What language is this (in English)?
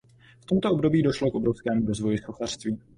Czech